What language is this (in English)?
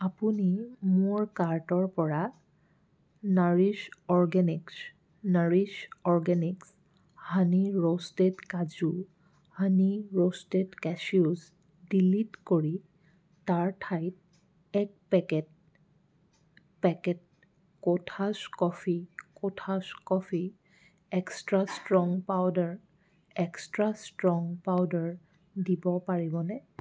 Assamese